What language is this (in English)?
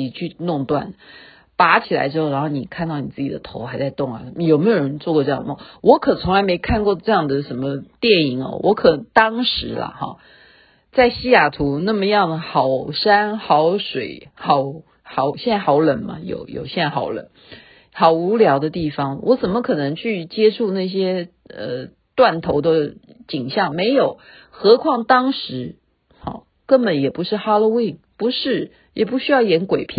Chinese